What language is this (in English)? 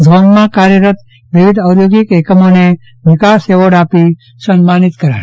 Gujarati